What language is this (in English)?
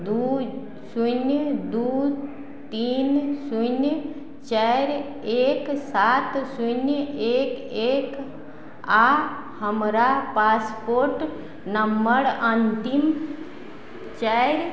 Maithili